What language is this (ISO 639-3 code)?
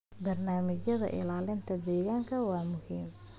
som